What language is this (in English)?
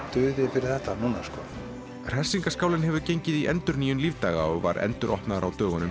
Icelandic